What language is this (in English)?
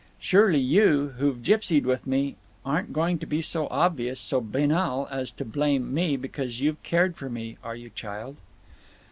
English